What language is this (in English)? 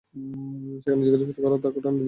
Bangla